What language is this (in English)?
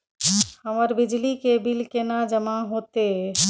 Maithili